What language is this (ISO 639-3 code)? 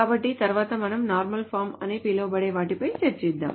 tel